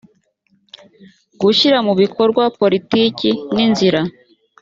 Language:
Kinyarwanda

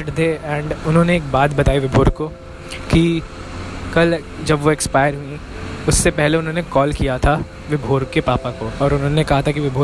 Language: Hindi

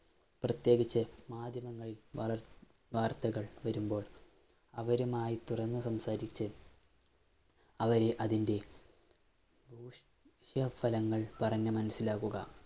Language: Malayalam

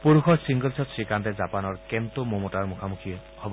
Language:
Assamese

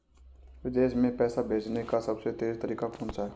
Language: Hindi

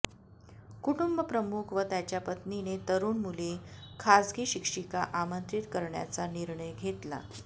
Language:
Marathi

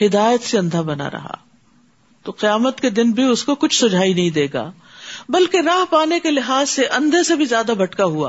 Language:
Urdu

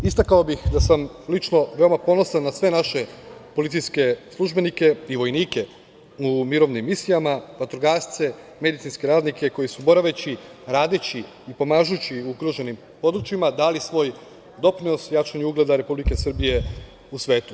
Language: Serbian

